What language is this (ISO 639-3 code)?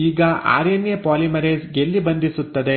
kan